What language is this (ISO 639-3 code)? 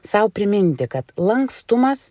lit